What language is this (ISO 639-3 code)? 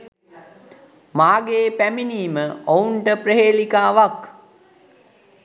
sin